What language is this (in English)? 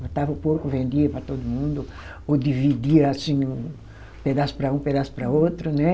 Portuguese